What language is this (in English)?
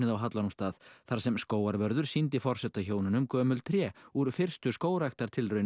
Icelandic